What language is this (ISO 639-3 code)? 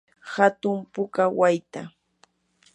qur